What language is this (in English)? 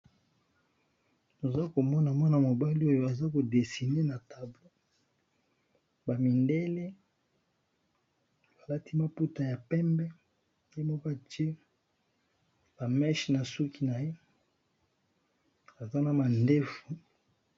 Lingala